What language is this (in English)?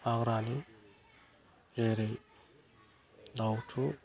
Bodo